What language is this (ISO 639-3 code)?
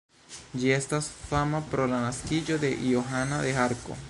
epo